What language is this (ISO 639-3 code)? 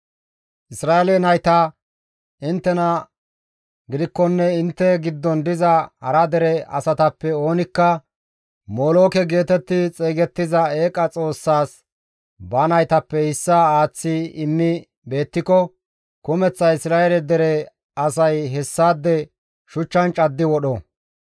gmv